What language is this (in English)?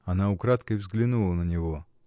Russian